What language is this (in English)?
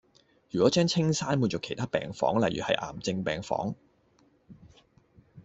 Cantonese